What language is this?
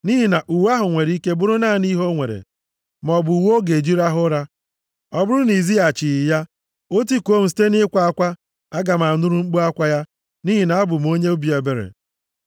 Igbo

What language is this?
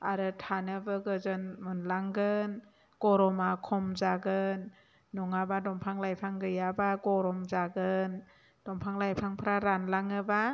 Bodo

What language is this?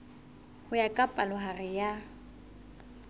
Southern Sotho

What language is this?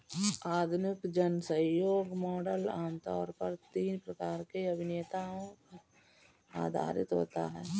Hindi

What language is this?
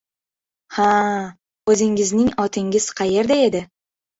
Uzbek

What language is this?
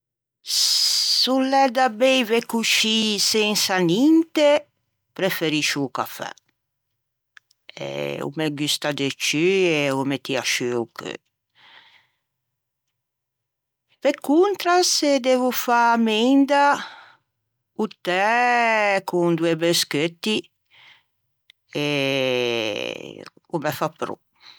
Ligurian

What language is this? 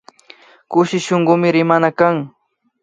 Imbabura Highland Quichua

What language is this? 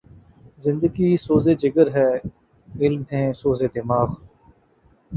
Urdu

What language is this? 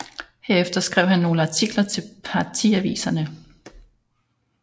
Danish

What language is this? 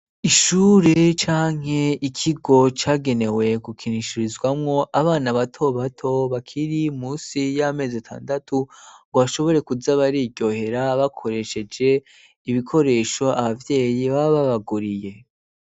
Rundi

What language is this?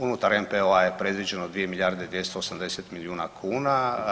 Croatian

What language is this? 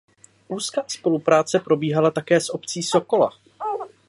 Czech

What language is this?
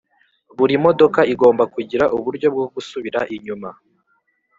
Kinyarwanda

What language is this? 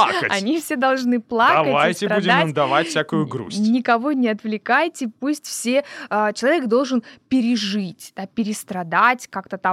Russian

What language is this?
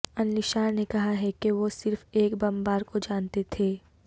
Urdu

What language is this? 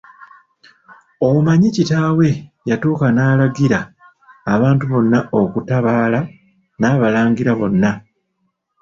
Ganda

